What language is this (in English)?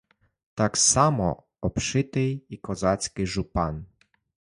Ukrainian